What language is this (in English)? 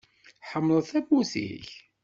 Kabyle